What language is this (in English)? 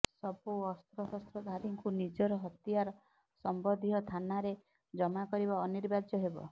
Odia